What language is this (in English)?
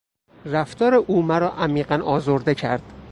Persian